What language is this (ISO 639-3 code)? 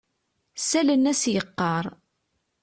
kab